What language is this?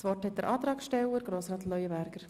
Swiss German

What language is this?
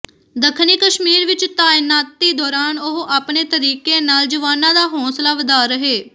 Punjabi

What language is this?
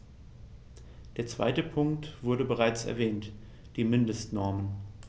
German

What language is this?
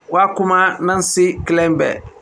Somali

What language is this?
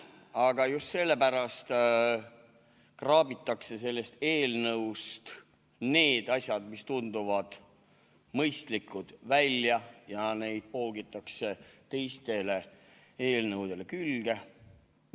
Estonian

